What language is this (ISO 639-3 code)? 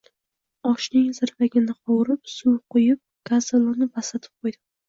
uzb